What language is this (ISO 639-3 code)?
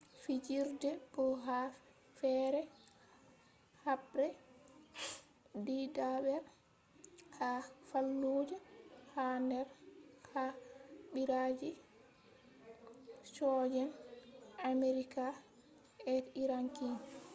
ful